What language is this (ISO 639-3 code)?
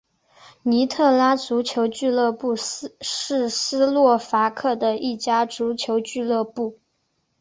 zho